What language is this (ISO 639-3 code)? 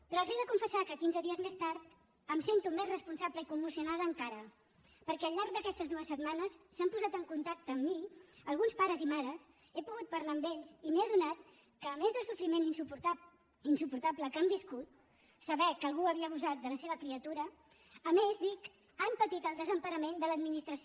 cat